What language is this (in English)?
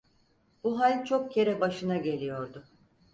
Turkish